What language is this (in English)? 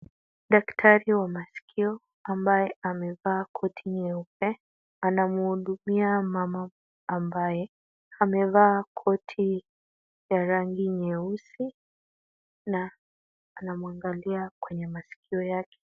Swahili